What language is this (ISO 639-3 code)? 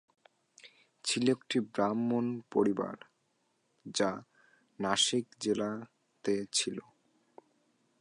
ben